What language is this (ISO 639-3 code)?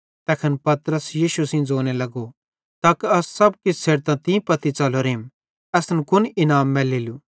bhd